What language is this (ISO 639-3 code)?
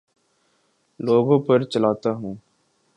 urd